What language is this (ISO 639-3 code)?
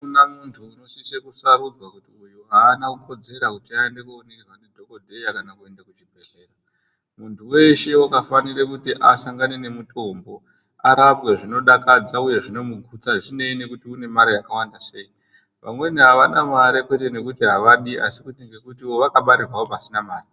ndc